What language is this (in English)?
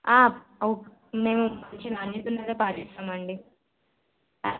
Telugu